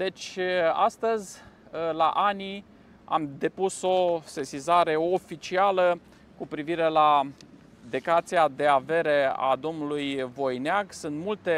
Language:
Romanian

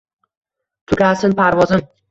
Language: Uzbek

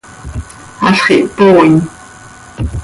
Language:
Seri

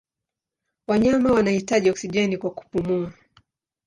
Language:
Swahili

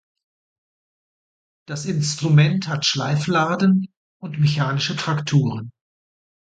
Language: German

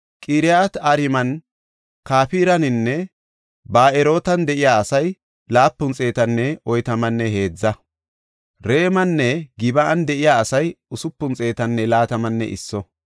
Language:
Gofa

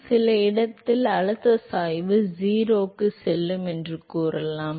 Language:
Tamil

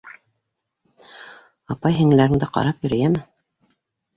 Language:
Bashkir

